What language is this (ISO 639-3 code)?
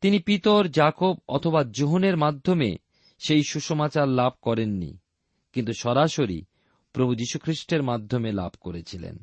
ben